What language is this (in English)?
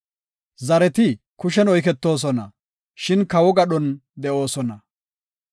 Gofa